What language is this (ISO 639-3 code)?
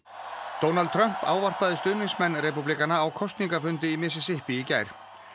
isl